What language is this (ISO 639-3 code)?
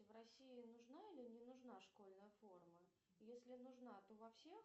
rus